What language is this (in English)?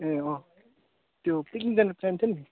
Nepali